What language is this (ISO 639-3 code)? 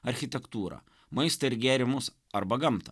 lit